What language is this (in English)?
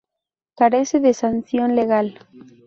Spanish